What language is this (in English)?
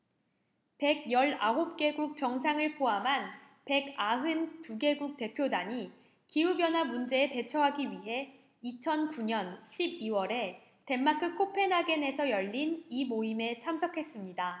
Korean